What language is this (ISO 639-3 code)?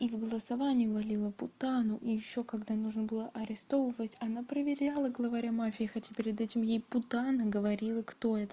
rus